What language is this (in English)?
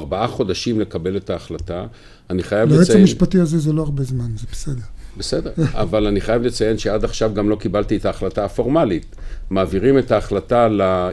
Hebrew